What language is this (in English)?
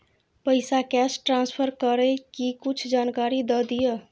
Maithili